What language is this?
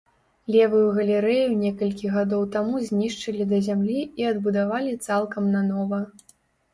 Belarusian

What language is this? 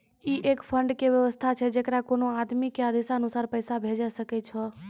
Maithili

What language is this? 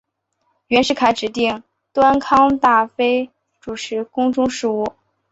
Chinese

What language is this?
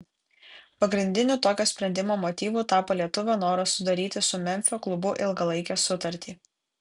Lithuanian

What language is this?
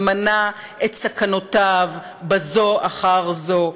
Hebrew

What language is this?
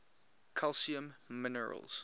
English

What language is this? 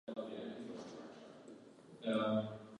Italian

